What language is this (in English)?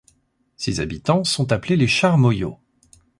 French